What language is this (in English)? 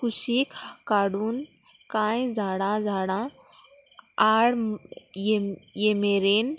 Konkani